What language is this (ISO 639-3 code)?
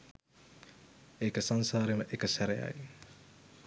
sin